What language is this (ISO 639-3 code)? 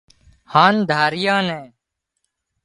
kxp